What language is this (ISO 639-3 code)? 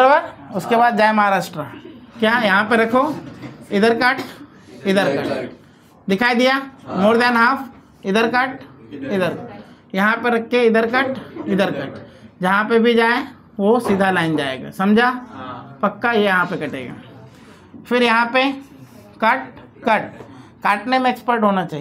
hin